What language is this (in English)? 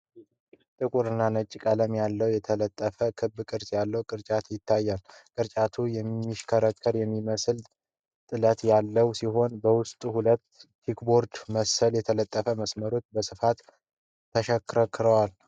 Amharic